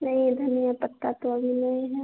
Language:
Hindi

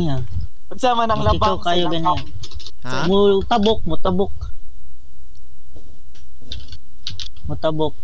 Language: Filipino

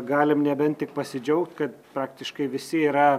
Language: Lithuanian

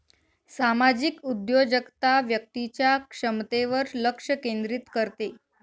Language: Marathi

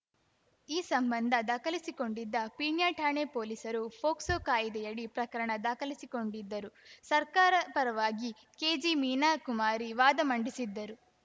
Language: Kannada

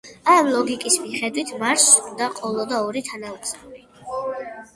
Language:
Georgian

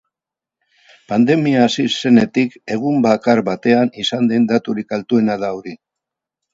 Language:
Basque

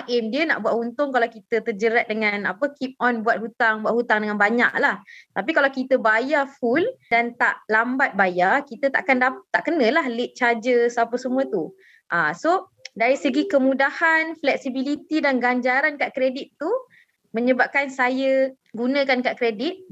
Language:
Malay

